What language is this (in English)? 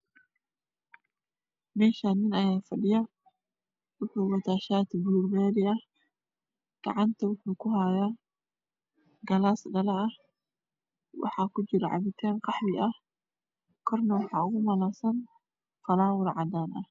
Somali